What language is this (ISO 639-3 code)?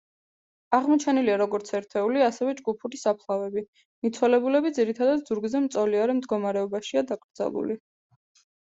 kat